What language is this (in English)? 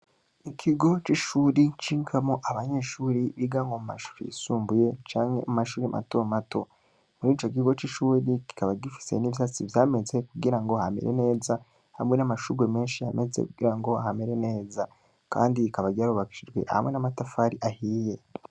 Rundi